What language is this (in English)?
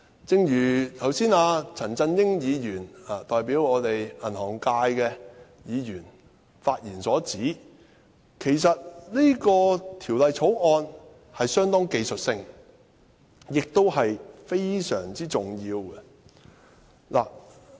Cantonese